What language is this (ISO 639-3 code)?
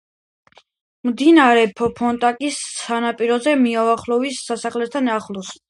kat